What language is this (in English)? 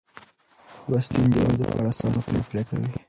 Pashto